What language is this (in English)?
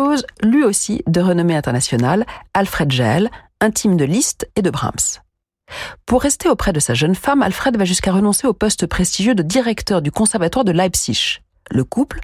French